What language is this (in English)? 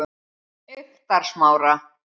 Icelandic